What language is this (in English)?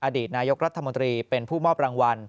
Thai